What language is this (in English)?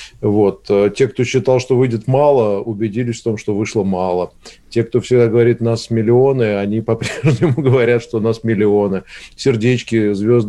Russian